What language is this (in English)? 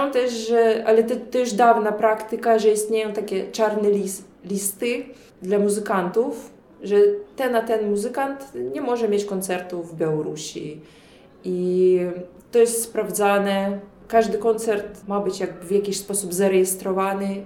Polish